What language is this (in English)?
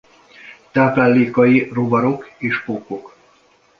Hungarian